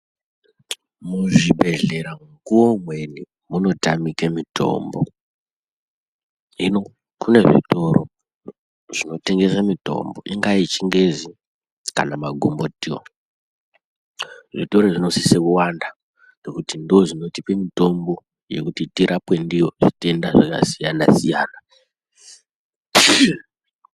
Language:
Ndau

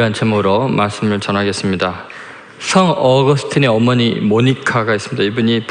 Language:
Korean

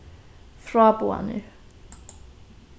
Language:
Faroese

